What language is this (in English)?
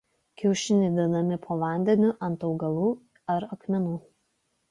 Lithuanian